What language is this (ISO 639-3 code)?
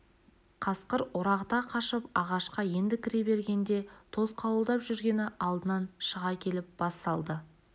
kaz